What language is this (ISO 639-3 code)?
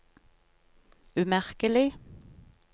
nor